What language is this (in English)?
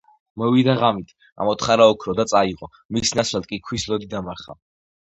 Georgian